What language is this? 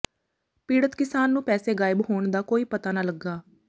Punjabi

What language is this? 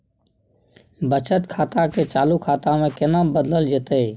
Maithili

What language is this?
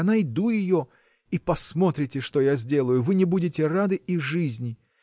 Russian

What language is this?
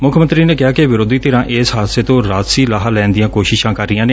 Punjabi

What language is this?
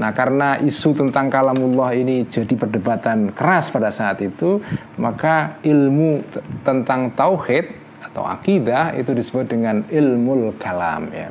Indonesian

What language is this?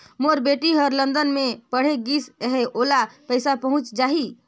Chhattisgarhi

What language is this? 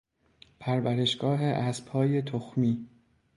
Persian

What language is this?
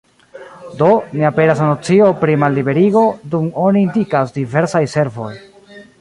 Esperanto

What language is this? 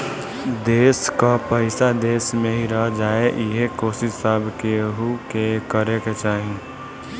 Bhojpuri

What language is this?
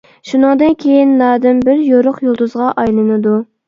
Uyghur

